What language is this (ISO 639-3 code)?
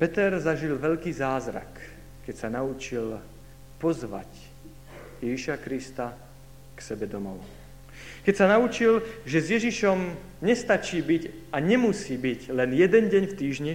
slk